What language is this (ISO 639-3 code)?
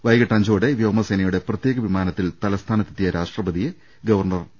mal